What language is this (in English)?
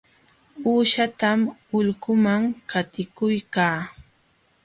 Jauja Wanca Quechua